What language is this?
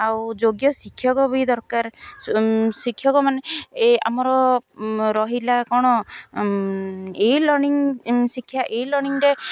Odia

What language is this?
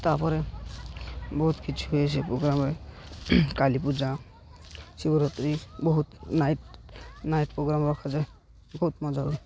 Odia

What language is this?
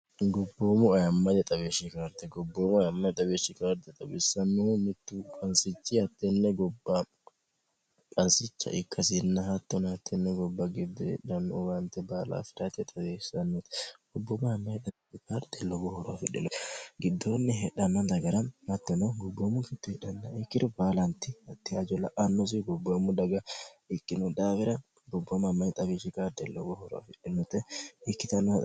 Sidamo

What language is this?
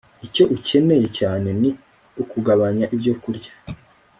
Kinyarwanda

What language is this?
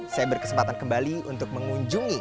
Indonesian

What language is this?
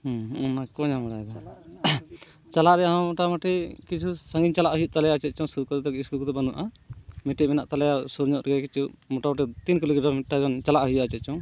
Santali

